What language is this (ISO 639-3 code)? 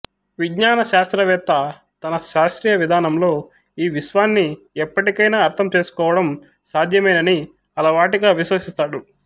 tel